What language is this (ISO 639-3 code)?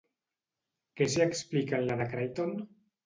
cat